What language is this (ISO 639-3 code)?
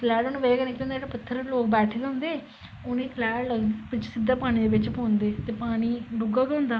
doi